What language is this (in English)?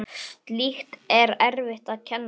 Icelandic